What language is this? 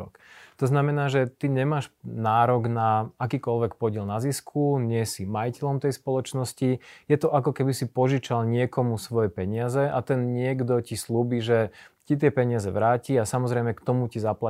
Slovak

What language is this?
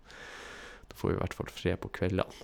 Norwegian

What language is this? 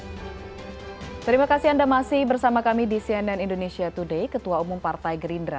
Indonesian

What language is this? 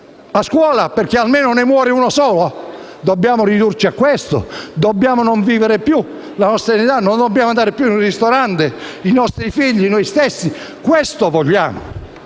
Italian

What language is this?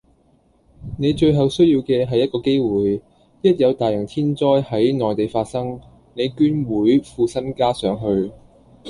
Cantonese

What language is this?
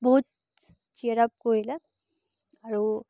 Assamese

